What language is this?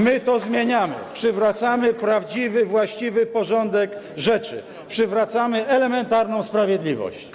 Polish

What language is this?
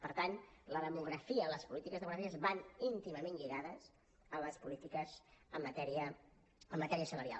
Catalan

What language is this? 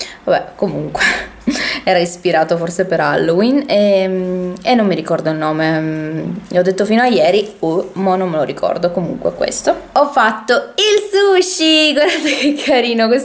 Italian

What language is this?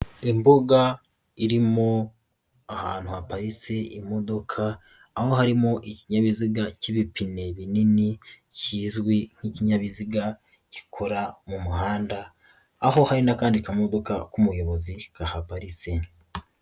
Kinyarwanda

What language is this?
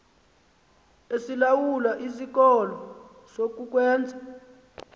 Xhosa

